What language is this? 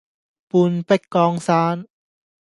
Cantonese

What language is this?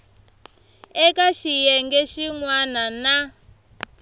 Tsonga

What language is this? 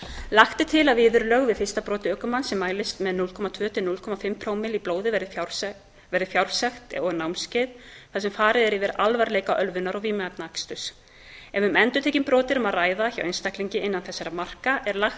Icelandic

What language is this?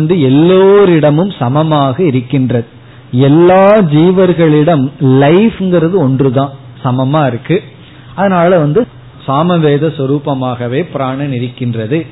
Tamil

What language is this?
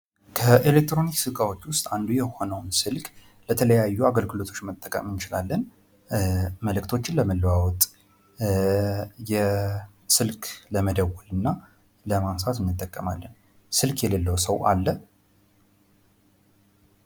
Amharic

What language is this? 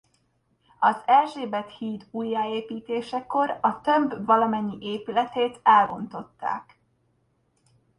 Hungarian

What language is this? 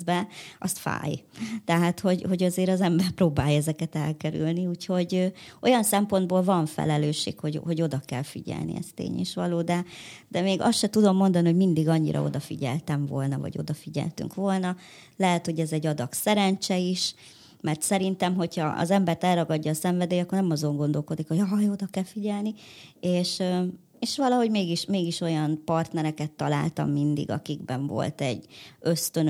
Hungarian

